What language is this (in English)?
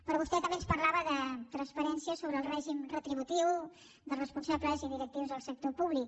Catalan